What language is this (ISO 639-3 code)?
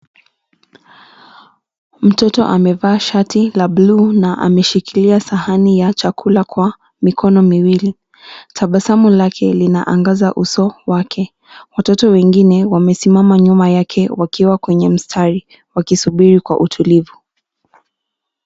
swa